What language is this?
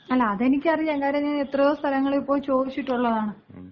Malayalam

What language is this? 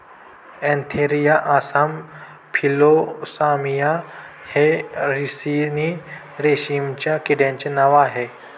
Marathi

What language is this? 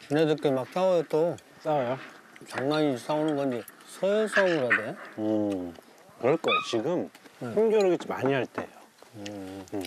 Korean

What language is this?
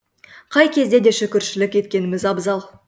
Kazakh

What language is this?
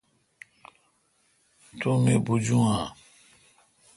Kalkoti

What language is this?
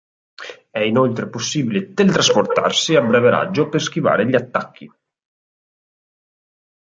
Italian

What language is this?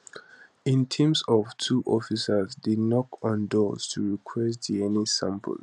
Nigerian Pidgin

